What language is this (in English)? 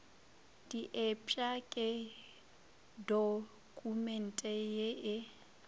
Northern Sotho